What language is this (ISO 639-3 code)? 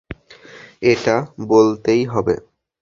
ben